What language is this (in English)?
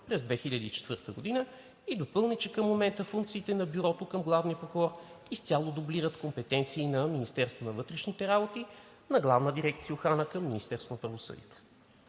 Bulgarian